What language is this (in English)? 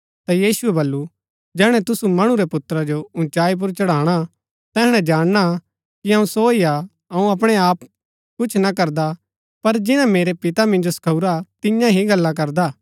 Gaddi